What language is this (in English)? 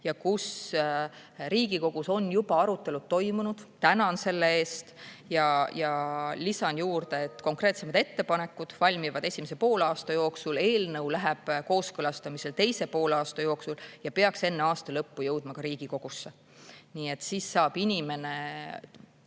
Estonian